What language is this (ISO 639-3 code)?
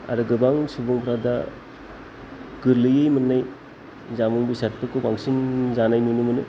brx